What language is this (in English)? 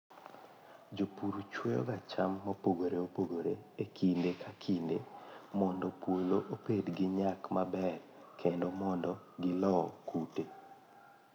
Luo (Kenya and Tanzania)